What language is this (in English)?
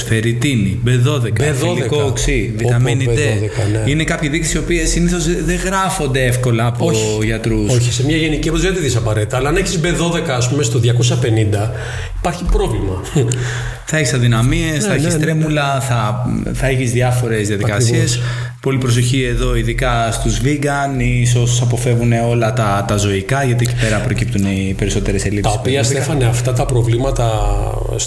Greek